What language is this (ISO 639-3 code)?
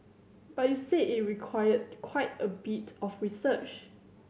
eng